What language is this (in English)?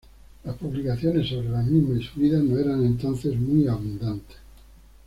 Spanish